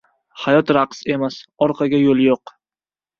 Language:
Uzbek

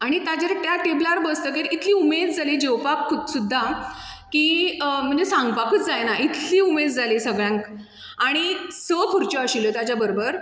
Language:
Konkani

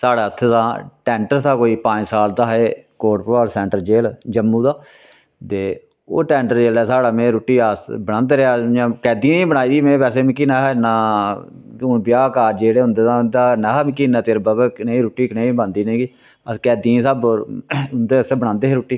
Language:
Dogri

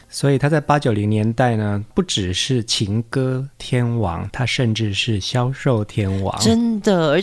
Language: Chinese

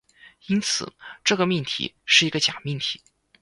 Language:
Chinese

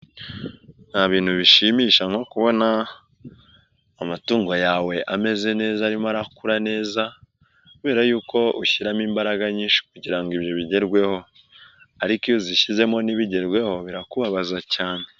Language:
Kinyarwanda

